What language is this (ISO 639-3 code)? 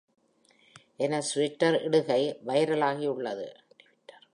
tam